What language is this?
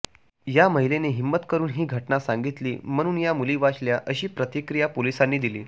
Marathi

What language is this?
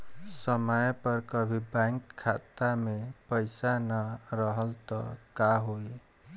Bhojpuri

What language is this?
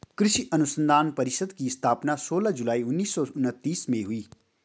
Hindi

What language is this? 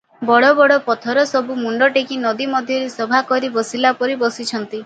Odia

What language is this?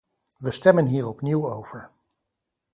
Dutch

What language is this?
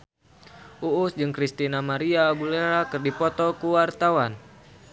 Sundanese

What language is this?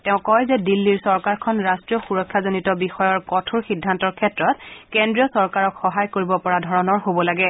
Assamese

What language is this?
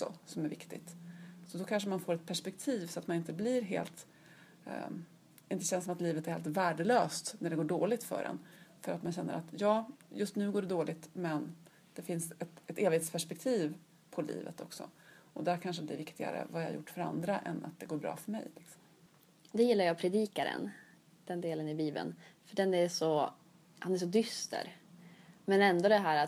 Swedish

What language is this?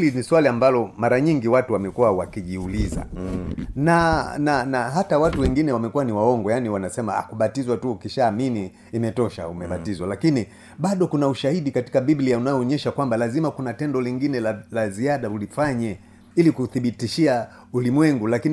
Swahili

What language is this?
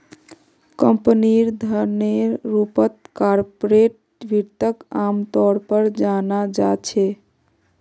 Magahi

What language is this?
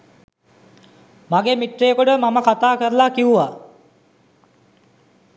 Sinhala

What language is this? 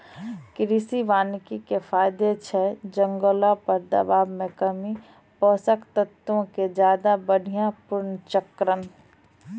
Maithili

